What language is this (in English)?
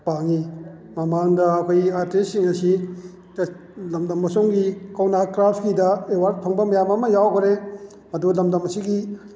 Manipuri